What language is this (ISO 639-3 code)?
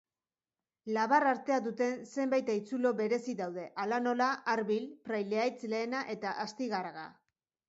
eus